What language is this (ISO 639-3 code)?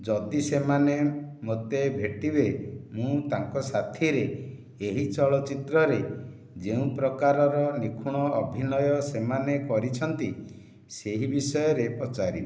ori